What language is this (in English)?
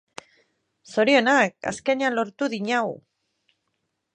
Basque